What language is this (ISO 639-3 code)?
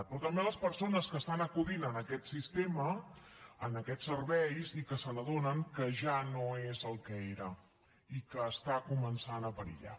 cat